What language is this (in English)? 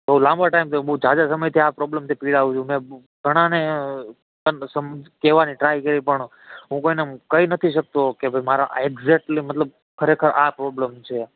Gujarati